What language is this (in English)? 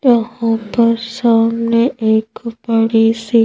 Hindi